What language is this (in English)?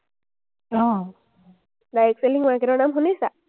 Assamese